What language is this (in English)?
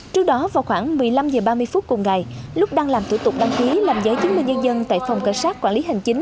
Vietnamese